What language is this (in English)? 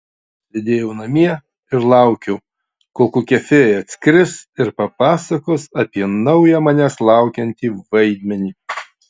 Lithuanian